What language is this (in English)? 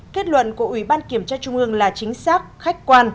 Vietnamese